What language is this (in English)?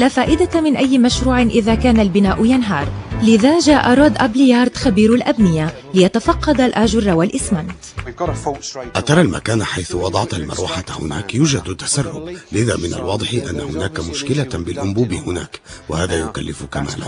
Arabic